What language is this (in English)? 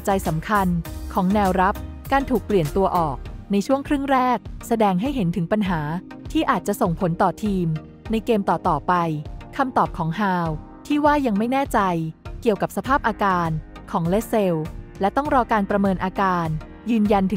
Thai